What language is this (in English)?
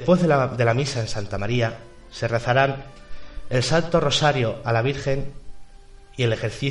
Spanish